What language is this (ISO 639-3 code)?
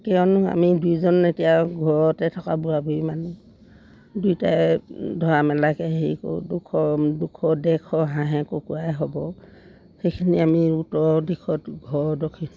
asm